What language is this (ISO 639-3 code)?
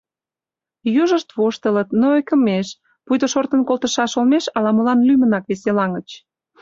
chm